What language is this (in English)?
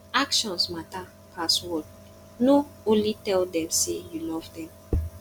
Nigerian Pidgin